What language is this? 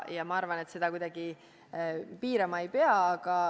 Estonian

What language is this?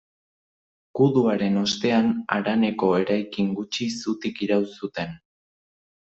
Basque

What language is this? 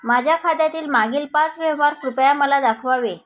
Marathi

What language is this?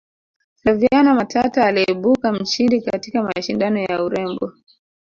Swahili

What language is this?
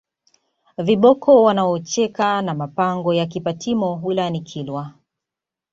Swahili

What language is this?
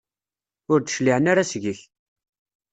Kabyle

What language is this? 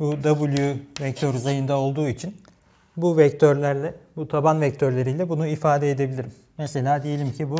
Turkish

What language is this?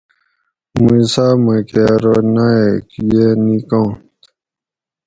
Gawri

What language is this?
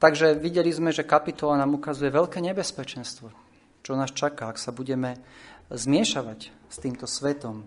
Slovak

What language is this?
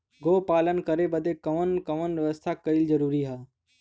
Bhojpuri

